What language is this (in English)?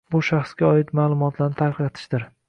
Uzbek